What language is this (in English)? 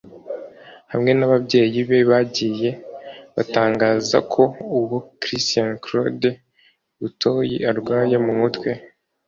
Kinyarwanda